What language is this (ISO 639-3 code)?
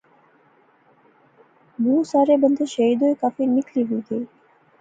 phr